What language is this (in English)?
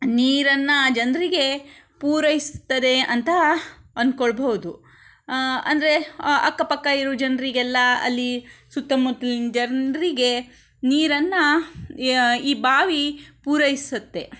Kannada